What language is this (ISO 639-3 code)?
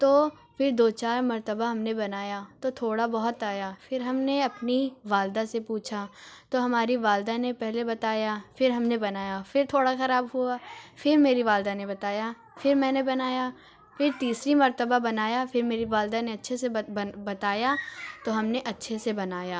urd